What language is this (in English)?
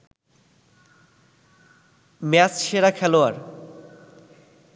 Bangla